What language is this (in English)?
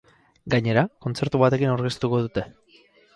Basque